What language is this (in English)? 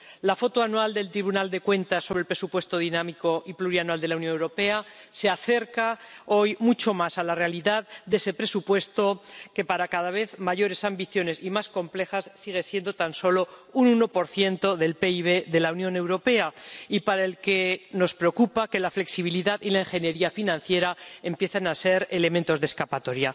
Spanish